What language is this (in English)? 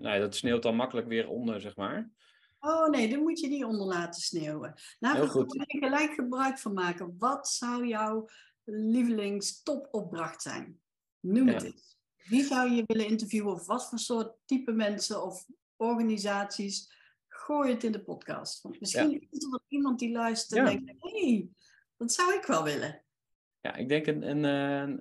Dutch